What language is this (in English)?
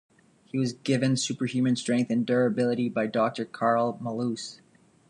English